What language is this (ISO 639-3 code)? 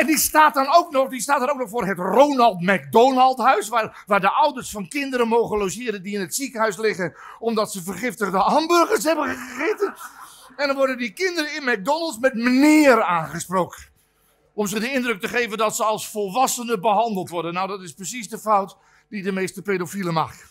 nld